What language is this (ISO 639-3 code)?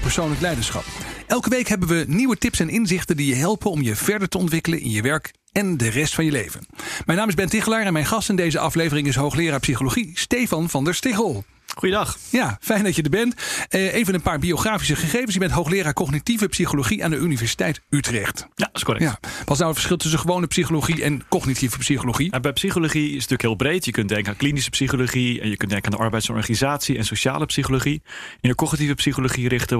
nld